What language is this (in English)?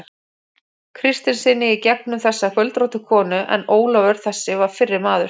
Icelandic